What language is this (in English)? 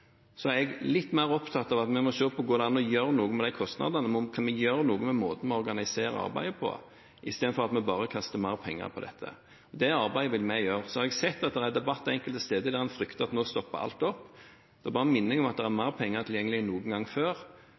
Norwegian Bokmål